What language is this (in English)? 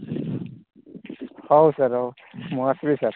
Odia